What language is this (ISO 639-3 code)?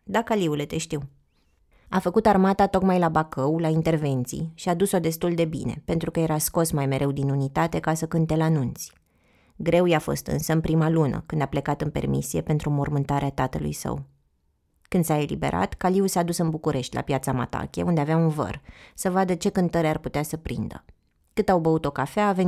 ron